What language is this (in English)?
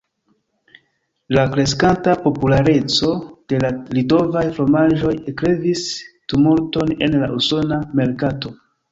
Esperanto